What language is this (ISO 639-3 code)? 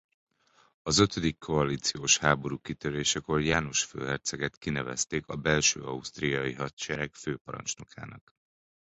hun